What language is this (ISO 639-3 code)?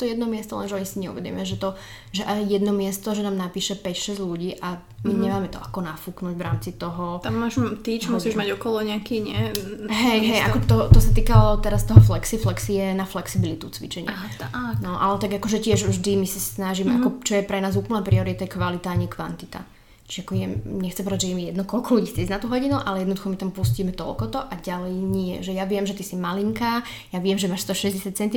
slk